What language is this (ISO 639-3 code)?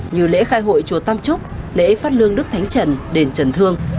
vie